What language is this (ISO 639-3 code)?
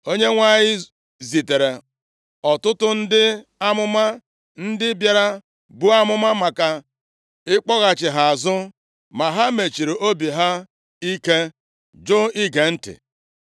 ibo